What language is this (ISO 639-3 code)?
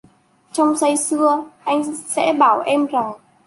vie